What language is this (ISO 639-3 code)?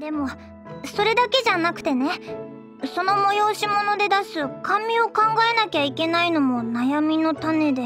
jpn